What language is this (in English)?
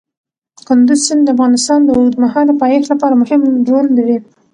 Pashto